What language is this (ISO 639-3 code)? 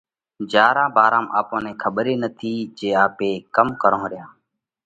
kvx